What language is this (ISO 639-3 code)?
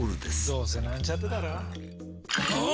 jpn